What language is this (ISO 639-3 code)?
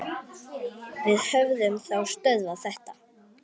isl